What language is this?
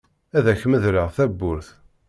Kabyle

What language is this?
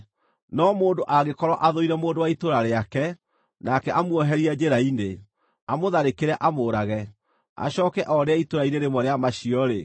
Kikuyu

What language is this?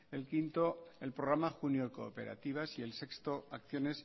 Spanish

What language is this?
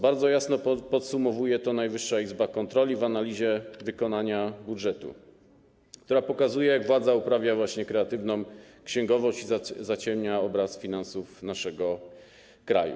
Polish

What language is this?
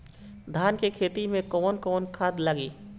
Bhojpuri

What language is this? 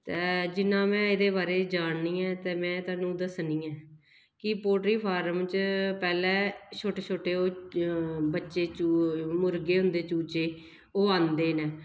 Dogri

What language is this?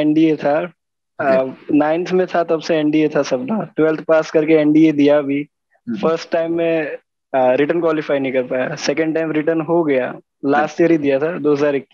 Hindi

